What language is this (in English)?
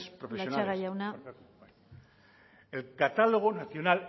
Basque